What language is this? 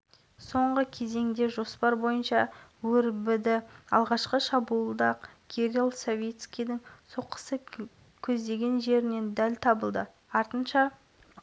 Kazakh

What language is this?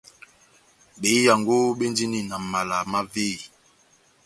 Batanga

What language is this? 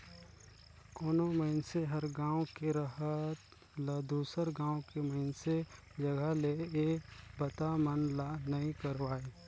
Chhattisgarhi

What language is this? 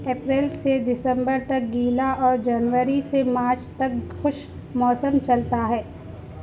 Urdu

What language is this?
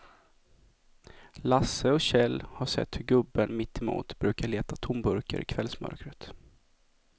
Swedish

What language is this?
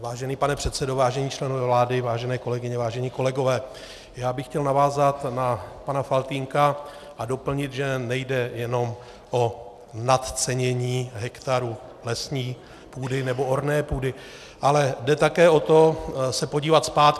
Czech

